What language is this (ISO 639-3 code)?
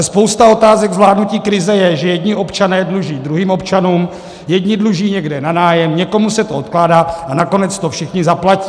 ces